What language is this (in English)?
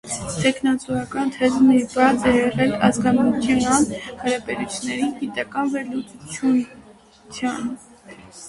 Armenian